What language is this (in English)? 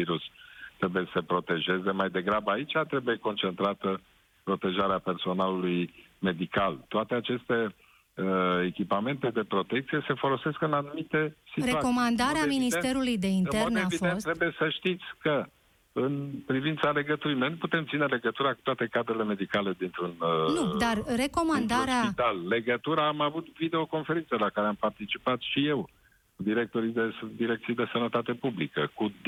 Romanian